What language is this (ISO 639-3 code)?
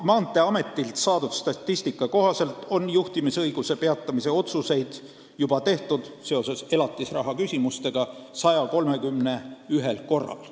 est